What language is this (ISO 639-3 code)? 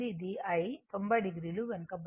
tel